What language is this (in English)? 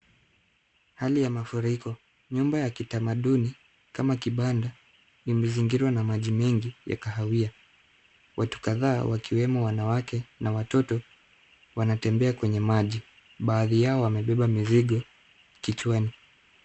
Swahili